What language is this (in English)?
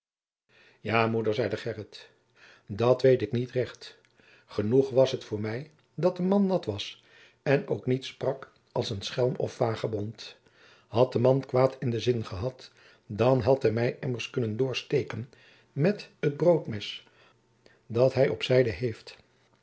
Dutch